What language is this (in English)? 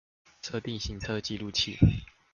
Chinese